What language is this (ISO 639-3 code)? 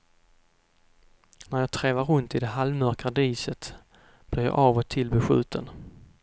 swe